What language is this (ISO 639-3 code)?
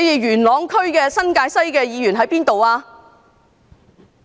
yue